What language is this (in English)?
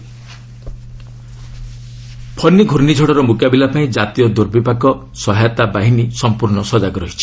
Odia